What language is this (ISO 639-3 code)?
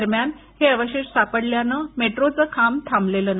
mar